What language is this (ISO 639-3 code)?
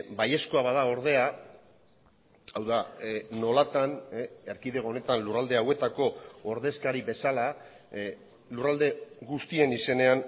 eus